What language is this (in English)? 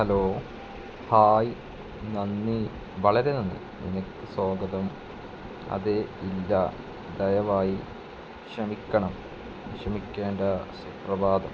Malayalam